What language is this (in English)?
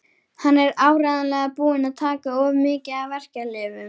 Icelandic